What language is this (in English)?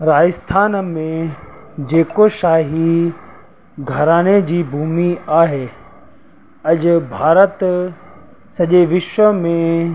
Sindhi